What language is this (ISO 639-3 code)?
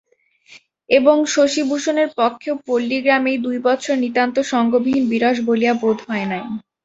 ben